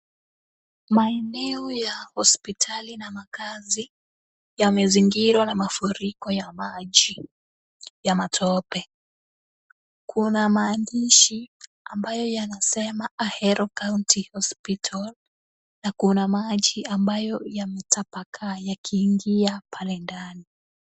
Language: Swahili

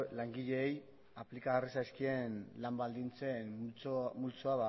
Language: Basque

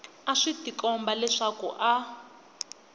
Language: Tsonga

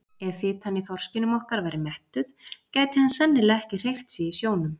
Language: Icelandic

